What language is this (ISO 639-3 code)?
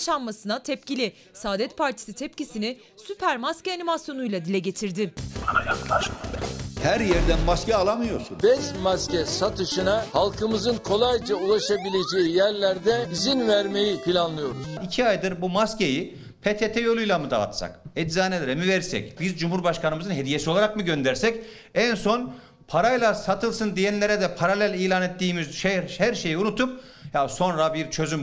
tur